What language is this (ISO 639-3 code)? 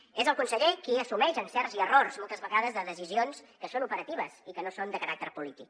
cat